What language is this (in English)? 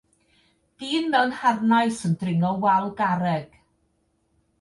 Welsh